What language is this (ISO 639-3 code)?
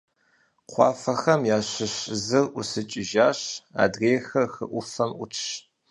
kbd